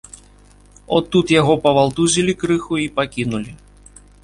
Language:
Belarusian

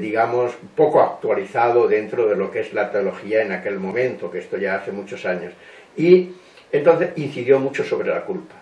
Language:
Spanish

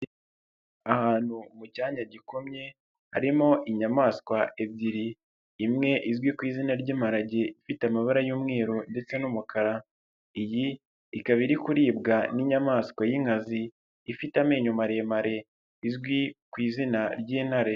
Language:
Kinyarwanda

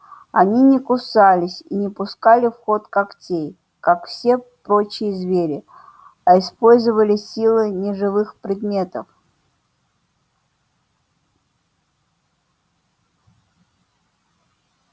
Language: Russian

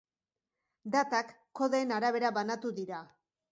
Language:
Basque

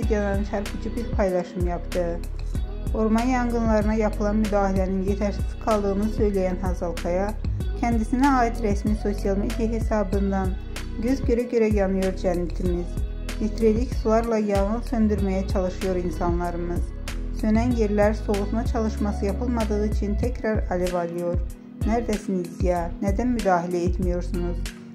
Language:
Turkish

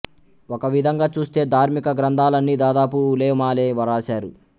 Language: Telugu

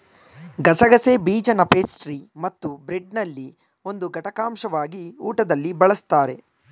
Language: Kannada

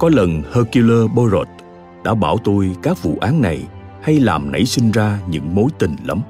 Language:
Vietnamese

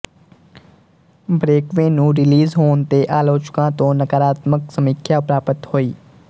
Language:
Punjabi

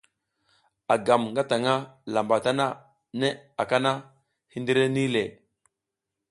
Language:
South Giziga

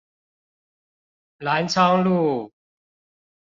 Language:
Chinese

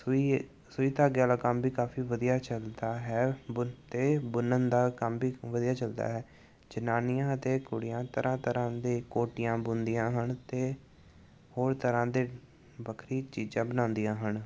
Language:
Punjabi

